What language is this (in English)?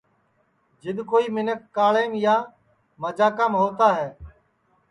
Sansi